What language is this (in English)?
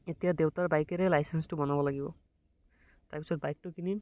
Assamese